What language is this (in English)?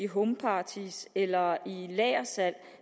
Danish